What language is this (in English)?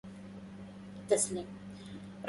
Arabic